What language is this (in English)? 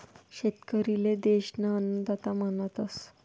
Marathi